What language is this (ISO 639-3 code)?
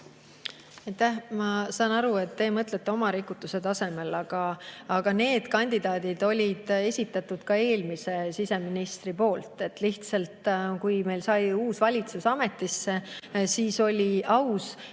est